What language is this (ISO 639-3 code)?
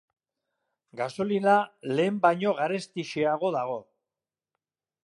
eus